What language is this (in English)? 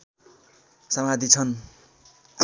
Nepali